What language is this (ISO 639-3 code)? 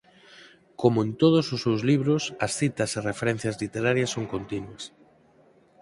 glg